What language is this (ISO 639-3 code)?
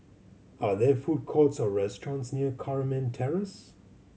eng